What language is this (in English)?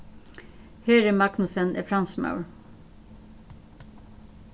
Faroese